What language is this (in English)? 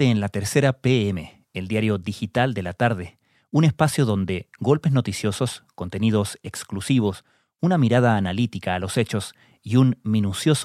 Spanish